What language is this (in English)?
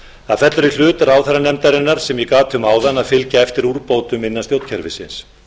Icelandic